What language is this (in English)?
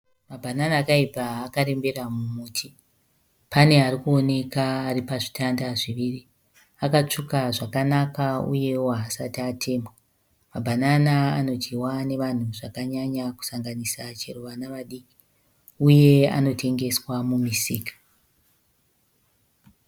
Shona